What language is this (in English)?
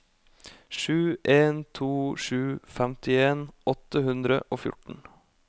Norwegian